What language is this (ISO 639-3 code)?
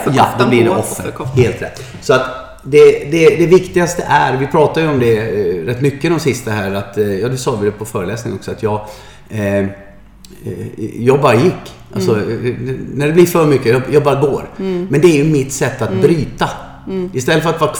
swe